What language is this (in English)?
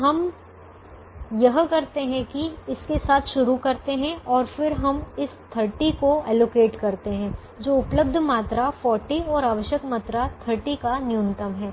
Hindi